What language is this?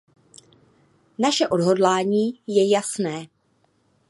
Czech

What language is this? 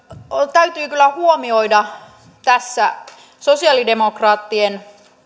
Finnish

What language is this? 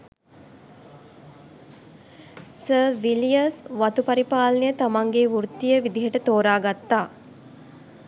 Sinhala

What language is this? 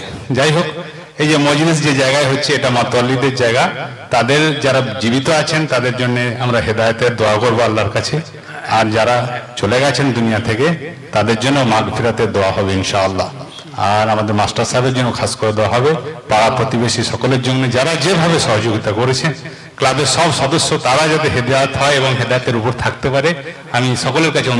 Arabic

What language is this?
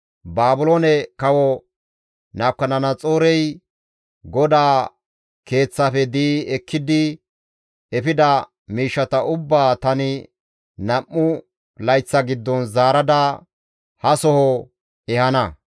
Gamo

